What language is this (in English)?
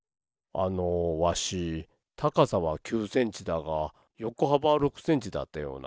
Japanese